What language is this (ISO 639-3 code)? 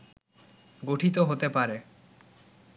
ben